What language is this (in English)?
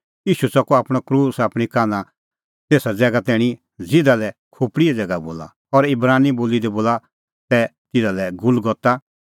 Kullu Pahari